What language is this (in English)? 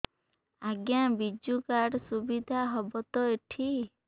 Odia